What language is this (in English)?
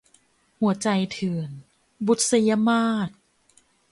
Thai